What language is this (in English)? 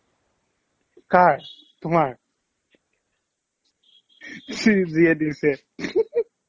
Assamese